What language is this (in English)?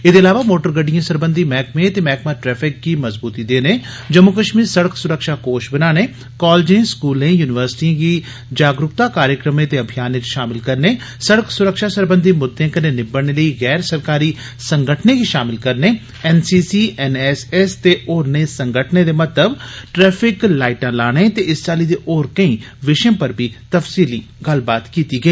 Dogri